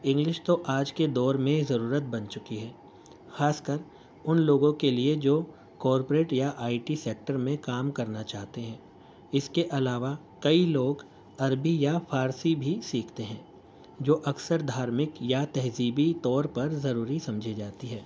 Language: Urdu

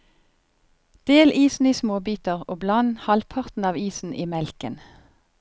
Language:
Norwegian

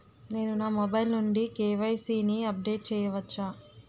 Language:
Telugu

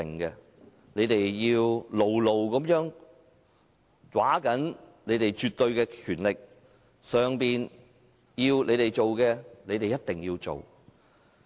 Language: Cantonese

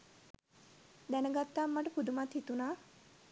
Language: Sinhala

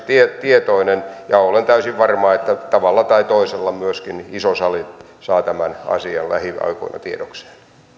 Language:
Finnish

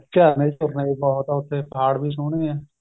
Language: Punjabi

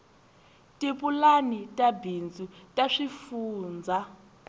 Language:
Tsonga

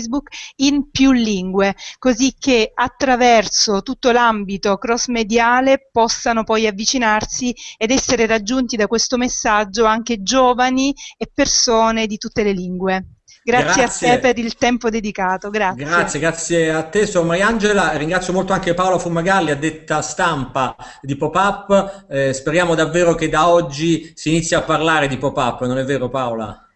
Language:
Italian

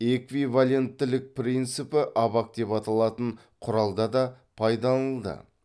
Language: Kazakh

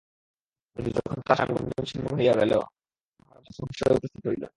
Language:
Bangla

